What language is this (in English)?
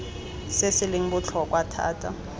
Tswana